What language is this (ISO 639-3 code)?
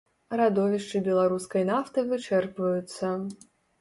bel